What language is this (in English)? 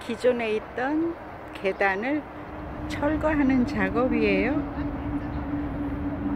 Korean